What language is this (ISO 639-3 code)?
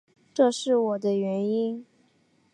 zho